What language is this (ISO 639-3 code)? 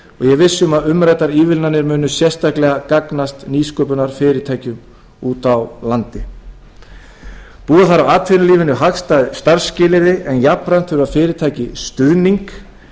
isl